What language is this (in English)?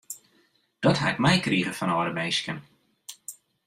Western Frisian